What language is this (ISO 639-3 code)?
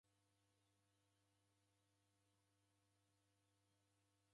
dav